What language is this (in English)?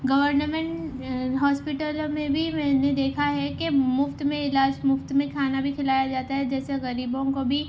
Urdu